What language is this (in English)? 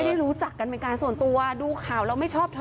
Thai